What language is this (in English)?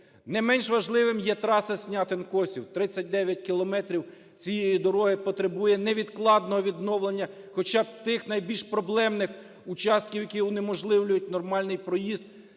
Ukrainian